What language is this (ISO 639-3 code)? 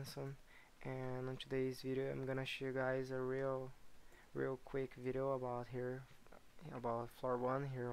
eng